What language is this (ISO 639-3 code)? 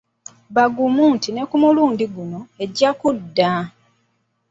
lug